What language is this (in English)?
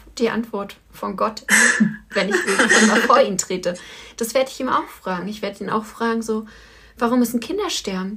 German